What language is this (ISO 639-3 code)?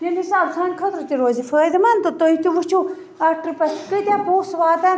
kas